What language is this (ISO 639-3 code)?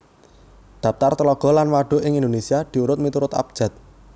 jav